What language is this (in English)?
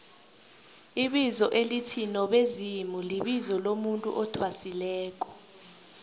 South Ndebele